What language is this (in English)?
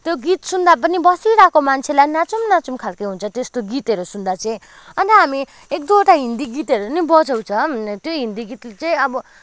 Nepali